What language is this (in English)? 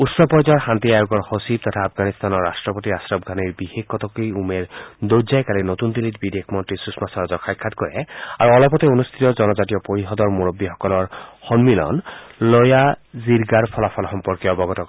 Assamese